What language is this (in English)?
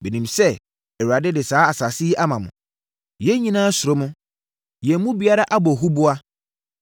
Akan